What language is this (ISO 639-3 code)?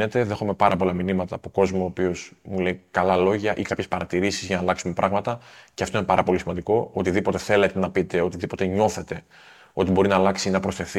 ell